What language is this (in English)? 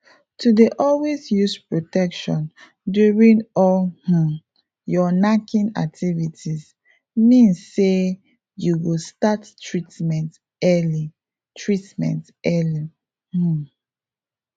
Nigerian Pidgin